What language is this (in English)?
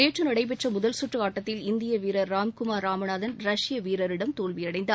Tamil